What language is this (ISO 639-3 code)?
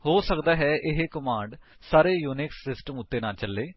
pan